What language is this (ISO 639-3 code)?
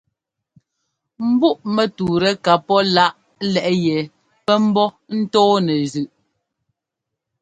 jgo